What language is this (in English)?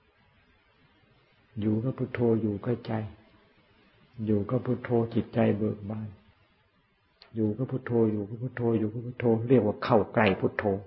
Thai